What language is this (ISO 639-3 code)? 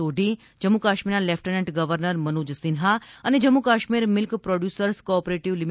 guj